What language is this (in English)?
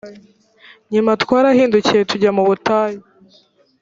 Kinyarwanda